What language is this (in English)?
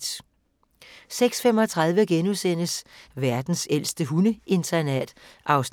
Danish